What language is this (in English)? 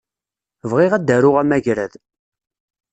Kabyle